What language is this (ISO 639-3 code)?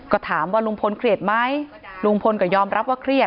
tha